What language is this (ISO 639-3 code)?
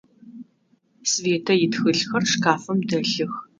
ady